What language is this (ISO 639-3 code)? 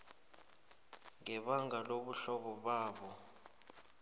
nbl